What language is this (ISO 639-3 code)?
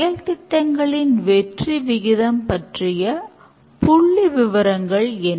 tam